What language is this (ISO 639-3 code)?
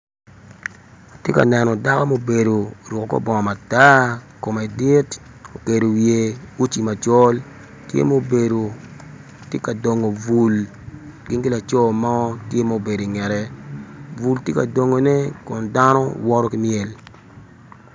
ach